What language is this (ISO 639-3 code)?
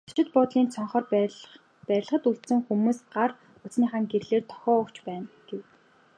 mon